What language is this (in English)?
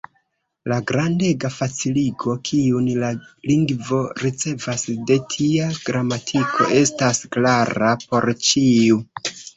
Esperanto